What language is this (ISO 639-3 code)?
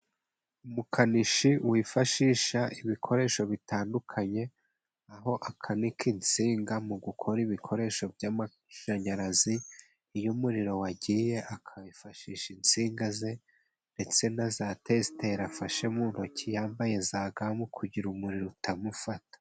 kin